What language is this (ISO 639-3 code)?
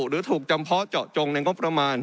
tha